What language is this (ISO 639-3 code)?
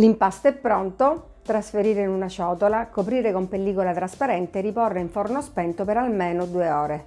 ita